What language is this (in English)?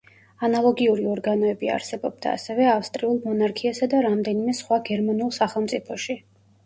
Georgian